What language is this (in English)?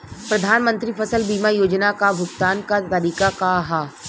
Bhojpuri